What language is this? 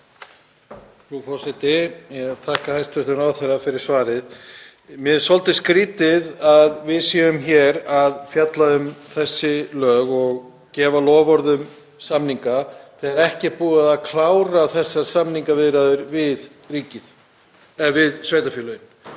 Icelandic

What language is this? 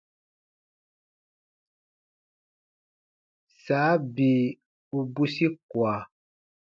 Baatonum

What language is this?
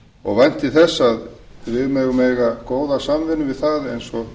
Icelandic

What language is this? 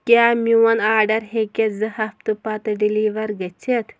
Kashmiri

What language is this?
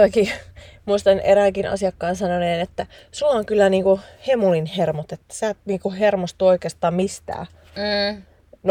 Finnish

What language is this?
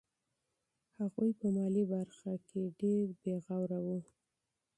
Pashto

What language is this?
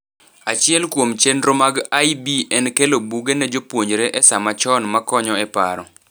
Luo (Kenya and Tanzania)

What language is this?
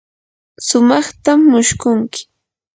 Yanahuanca Pasco Quechua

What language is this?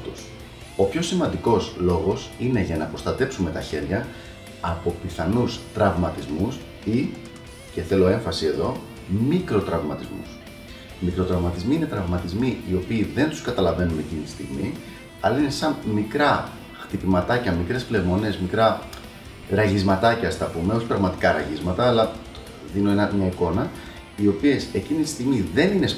Greek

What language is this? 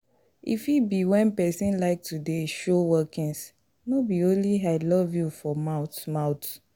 Nigerian Pidgin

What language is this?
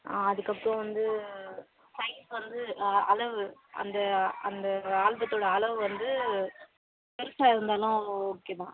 Tamil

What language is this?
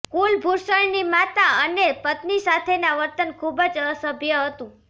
Gujarati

